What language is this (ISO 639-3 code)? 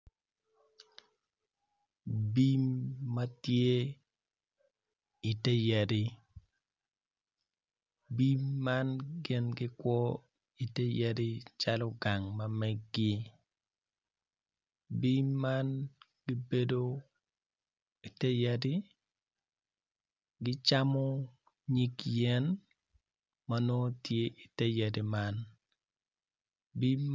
ach